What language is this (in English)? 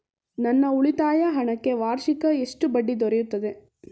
Kannada